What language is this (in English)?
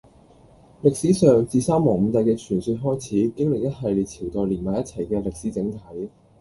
Cantonese